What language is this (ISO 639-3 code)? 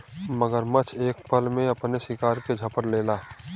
bho